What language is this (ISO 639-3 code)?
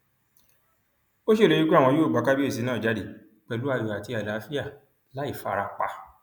yor